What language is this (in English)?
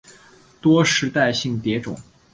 Chinese